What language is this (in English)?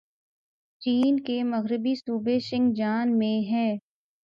Urdu